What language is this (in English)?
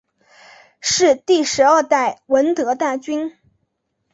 Chinese